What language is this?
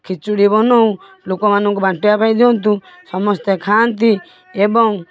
Odia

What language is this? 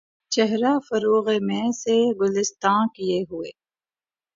Urdu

